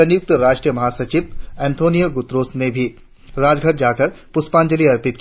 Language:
Hindi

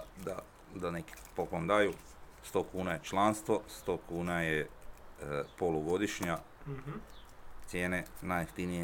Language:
Croatian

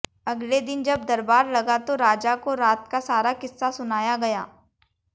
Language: Hindi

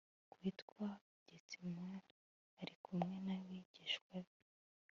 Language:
Kinyarwanda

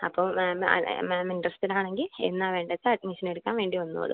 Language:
Malayalam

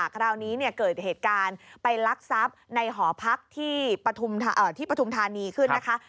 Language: Thai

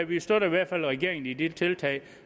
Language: Danish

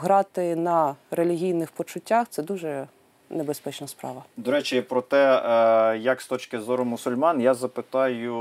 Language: Ukrainian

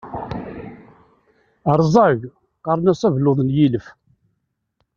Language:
Kabyle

